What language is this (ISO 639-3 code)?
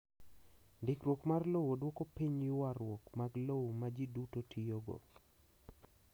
luo